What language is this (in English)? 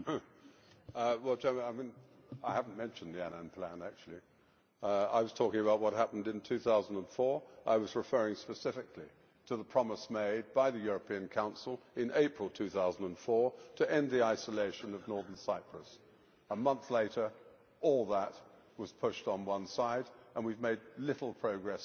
English